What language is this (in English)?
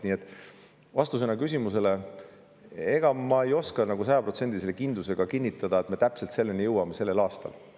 Estonian